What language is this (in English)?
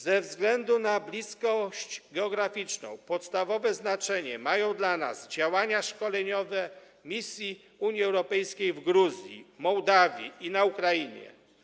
Polish